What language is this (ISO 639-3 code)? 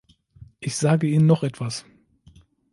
deu